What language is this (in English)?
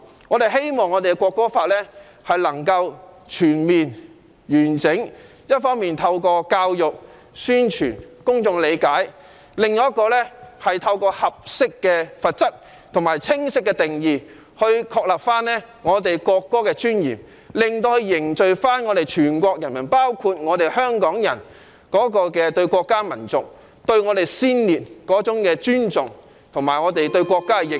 Cantonese